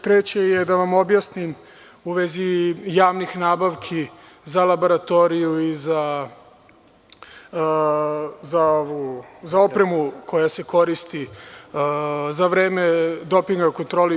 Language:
Serbian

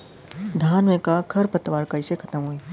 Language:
Bhojpuri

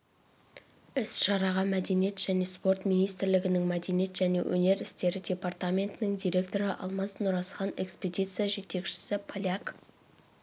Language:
Kazakh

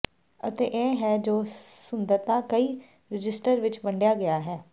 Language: Punjabi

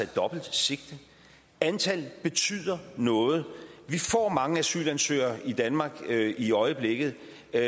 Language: Danish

